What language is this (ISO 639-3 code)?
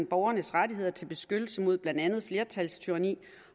dan